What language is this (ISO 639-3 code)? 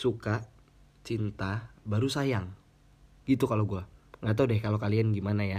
ind